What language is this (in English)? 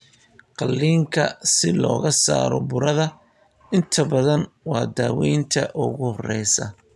Somali